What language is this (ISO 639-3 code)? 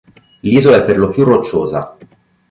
ita